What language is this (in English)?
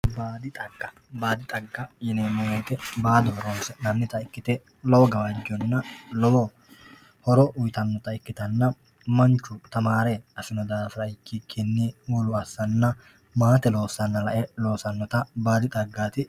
Sidamo